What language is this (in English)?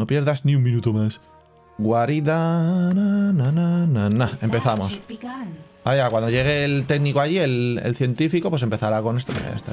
Spanish